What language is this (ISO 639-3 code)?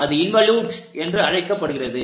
tam